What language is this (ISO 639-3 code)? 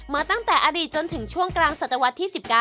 tha